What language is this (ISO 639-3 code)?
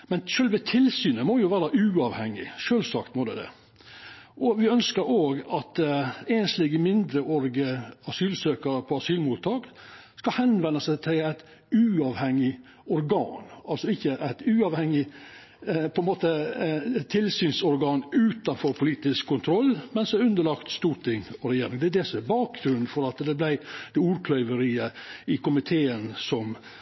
nno